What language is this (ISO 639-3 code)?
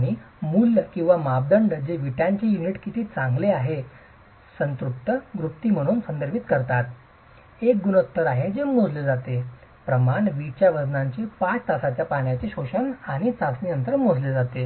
mar